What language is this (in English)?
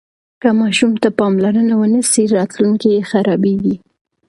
Pashto